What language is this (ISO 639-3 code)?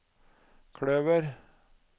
nor